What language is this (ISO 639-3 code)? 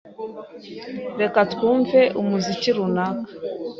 kin